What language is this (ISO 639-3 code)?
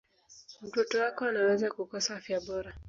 swa